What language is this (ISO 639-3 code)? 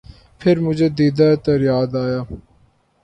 urd